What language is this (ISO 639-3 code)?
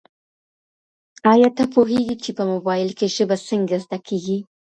pus